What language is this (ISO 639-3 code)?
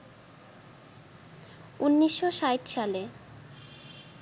ben